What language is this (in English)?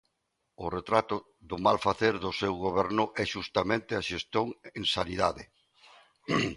Galician